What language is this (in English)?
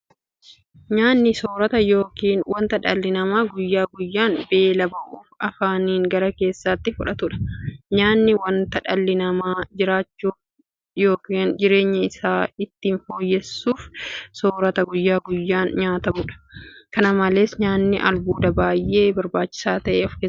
Oromo